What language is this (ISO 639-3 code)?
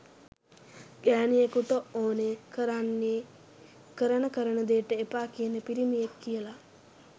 sin